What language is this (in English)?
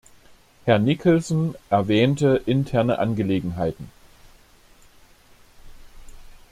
German